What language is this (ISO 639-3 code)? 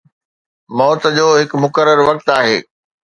snd